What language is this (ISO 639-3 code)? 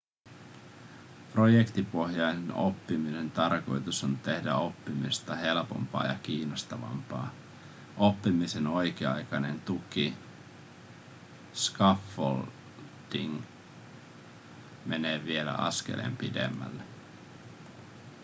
fin